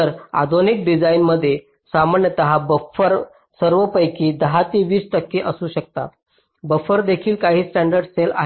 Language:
Marathi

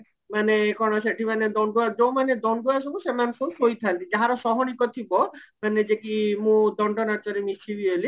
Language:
Odia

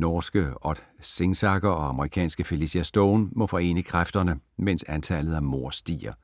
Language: Danish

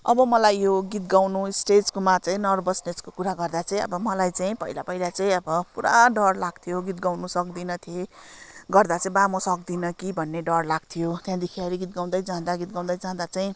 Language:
Nepali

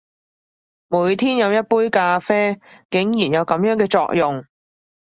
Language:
Cantonese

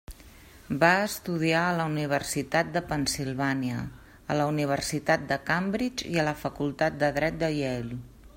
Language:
Catalan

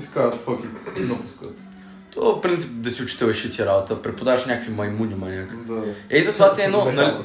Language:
Bulgarian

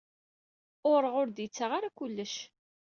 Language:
Kabyle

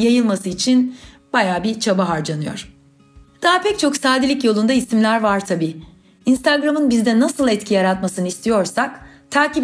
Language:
Turkish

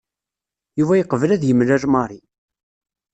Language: Kabyle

